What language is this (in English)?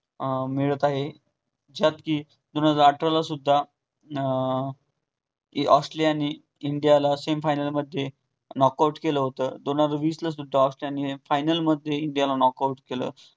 Marathi